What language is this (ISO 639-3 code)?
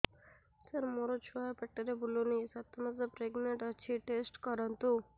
ori